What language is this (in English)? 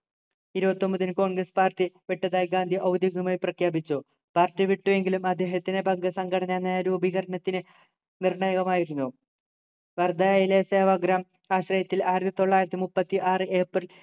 Malayalam